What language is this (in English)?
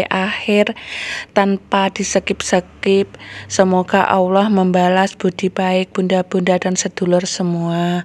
Indonesian